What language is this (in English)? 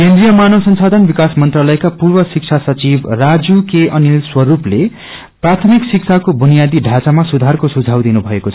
Nepali